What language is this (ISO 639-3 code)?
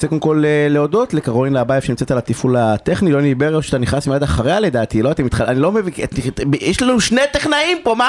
heb